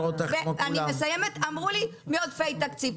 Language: Hebrew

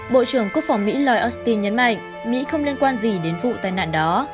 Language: Vietnamese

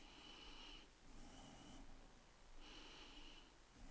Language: Danish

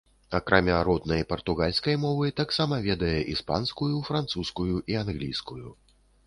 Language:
Belarusian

